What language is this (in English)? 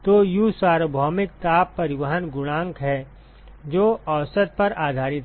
Hindi